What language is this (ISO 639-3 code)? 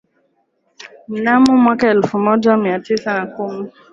swa